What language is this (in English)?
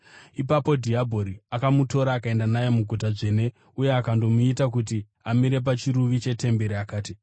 Shona